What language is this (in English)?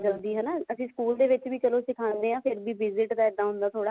Punjabi